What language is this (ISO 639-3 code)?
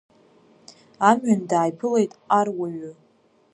abk